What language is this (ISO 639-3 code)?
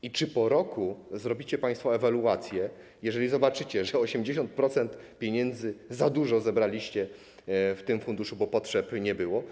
pol